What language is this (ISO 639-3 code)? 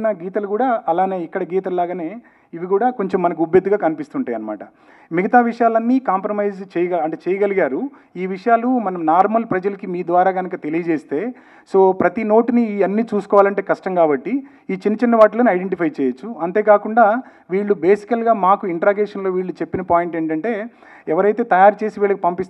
tel